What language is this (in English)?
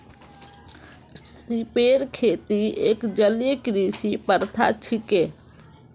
Magahi